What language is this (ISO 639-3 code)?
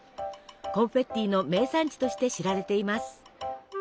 jpn